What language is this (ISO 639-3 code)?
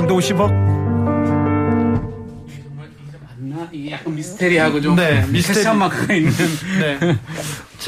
kor